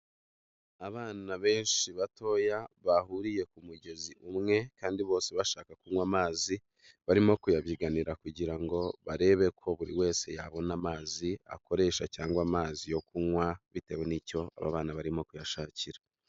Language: Kinyarwanda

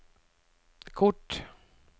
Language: Norwegian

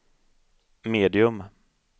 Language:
Swedish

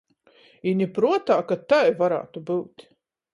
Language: Latgalian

